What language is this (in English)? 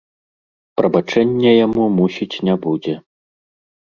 Belarusian